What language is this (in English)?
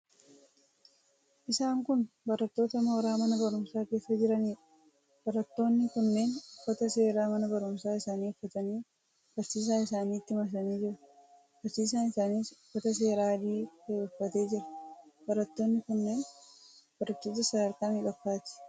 Oromo